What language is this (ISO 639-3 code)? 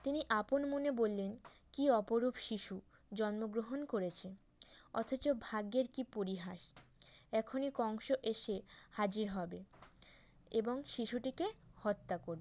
ben